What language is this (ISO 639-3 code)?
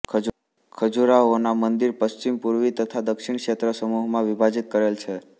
guj